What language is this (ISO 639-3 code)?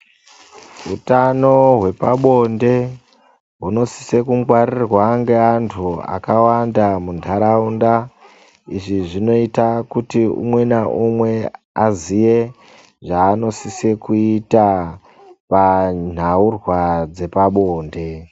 ndc